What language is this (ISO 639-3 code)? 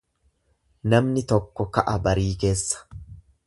orm